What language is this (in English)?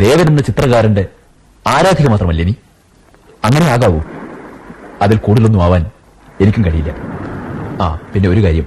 Malayalam